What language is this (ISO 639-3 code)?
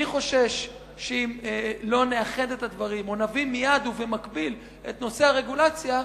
heb